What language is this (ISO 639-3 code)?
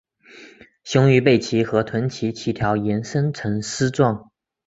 zho